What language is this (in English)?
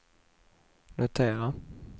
Swedish